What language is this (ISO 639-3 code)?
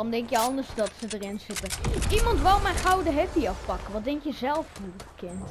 nld